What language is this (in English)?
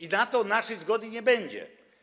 Polish